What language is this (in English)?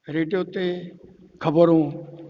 Sindhi